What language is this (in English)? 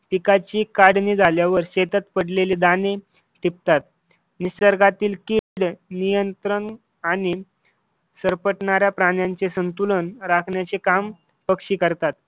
Marathi